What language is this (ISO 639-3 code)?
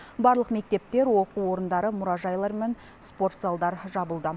kaz